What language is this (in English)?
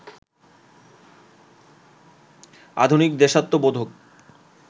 Bangla